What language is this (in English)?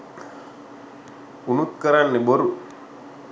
Sinhala